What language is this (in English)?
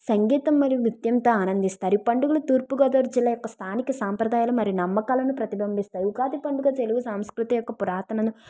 Telugu